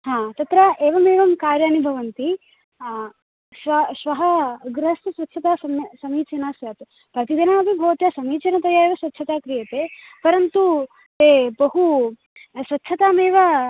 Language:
Sanskrit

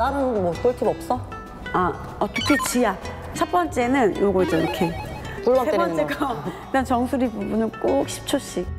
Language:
Korean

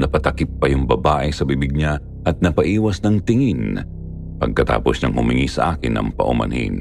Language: Filipino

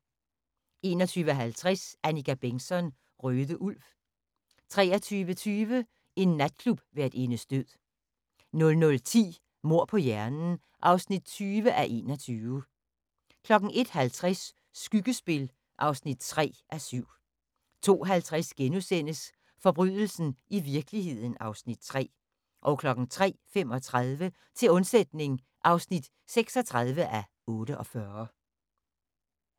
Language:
Danish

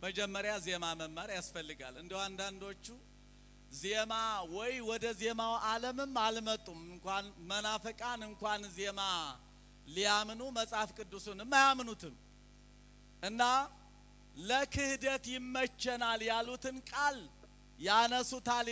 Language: Arabic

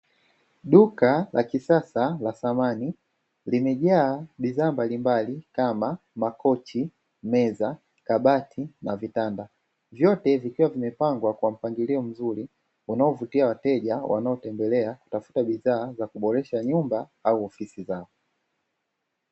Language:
Swahili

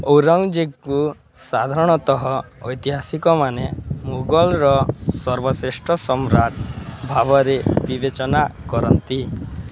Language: Odia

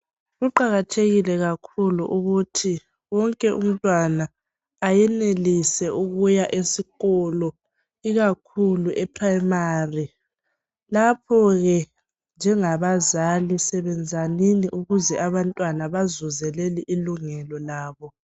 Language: North Ndebele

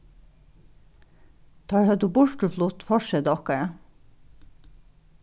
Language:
Faroese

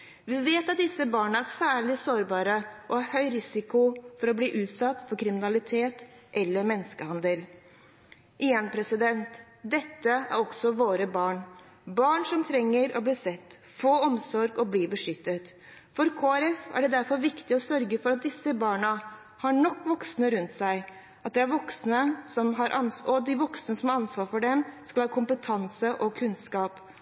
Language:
Norwegian Bokmål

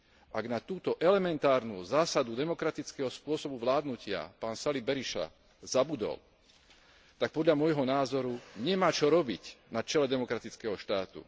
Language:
Slovak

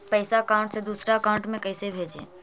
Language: Magahi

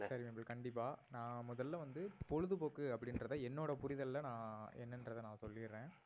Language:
Tamil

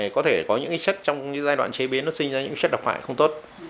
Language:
Vietnamese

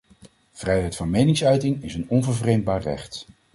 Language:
Dutch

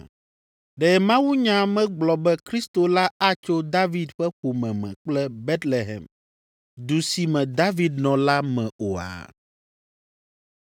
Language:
Ewe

